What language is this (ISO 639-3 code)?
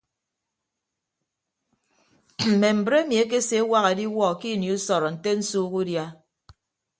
ibb